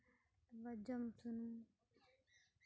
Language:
Santali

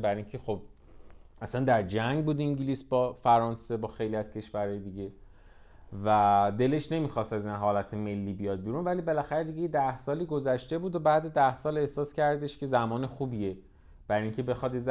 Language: Persian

